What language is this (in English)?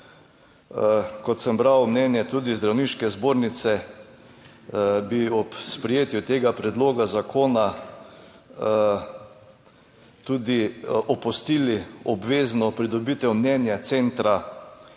Slovenian